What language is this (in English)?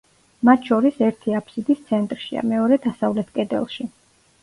Georgian